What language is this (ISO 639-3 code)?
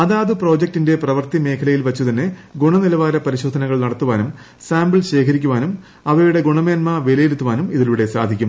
mal